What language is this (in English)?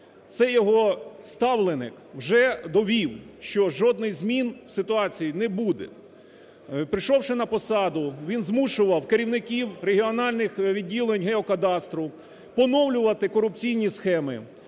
Ukrainian